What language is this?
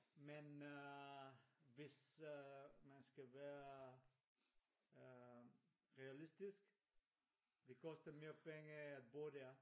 Danish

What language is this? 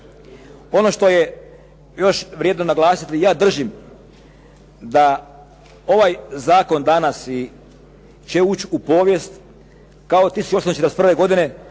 Croatian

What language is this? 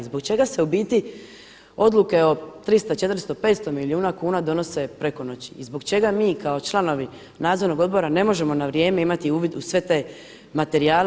Croatian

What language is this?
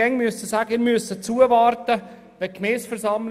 Swiss German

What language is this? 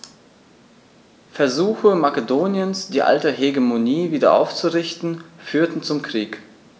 German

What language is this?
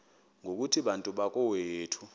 Xhosa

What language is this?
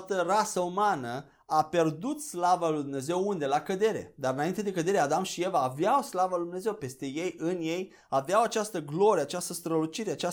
Romanian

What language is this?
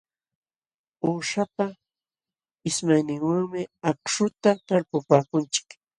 Jauja Wanca Quechua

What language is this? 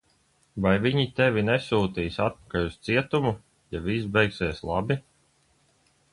Latvian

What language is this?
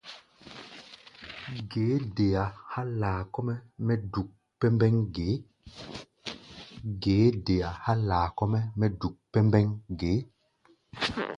Gbaya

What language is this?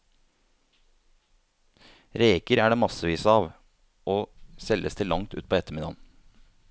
Norwegian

